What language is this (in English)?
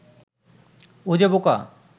Bangla